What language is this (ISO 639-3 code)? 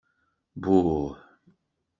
kab